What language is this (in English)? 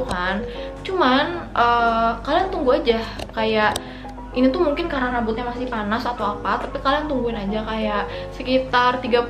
Indonesian